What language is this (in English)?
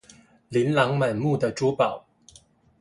Chinese